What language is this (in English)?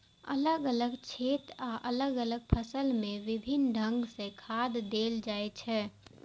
Maithili